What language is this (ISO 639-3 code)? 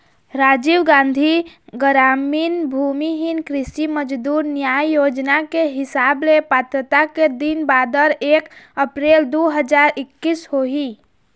hne